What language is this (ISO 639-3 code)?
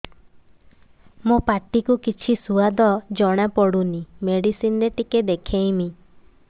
ori